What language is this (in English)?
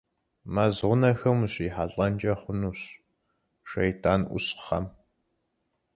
Kabardian